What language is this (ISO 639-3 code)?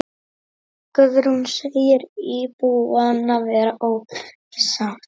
isl